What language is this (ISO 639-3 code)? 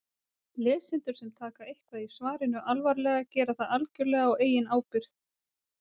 isl